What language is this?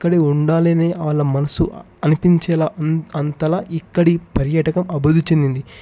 Telugu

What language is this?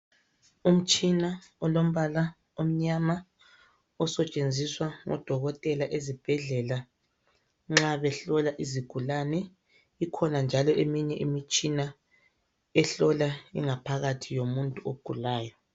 North Ndebele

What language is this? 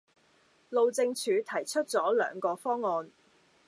Cantonese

